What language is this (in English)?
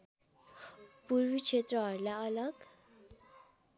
Nepali